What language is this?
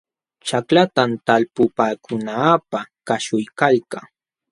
Jauja Wanca Quechua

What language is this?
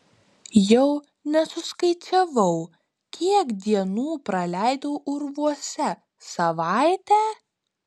Lithuanian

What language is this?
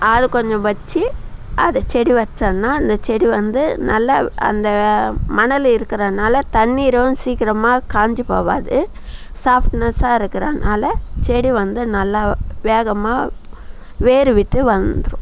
Tamil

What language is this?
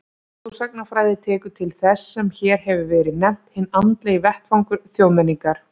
Icelandic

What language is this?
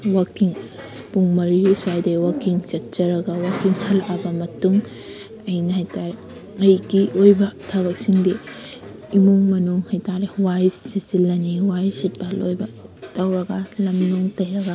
Manipuri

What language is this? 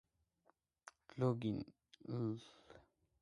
Georgian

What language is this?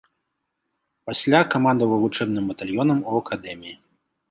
Belarusian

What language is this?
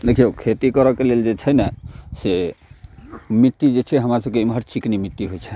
Maithili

